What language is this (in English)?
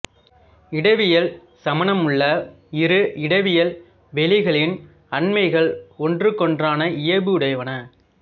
Tamil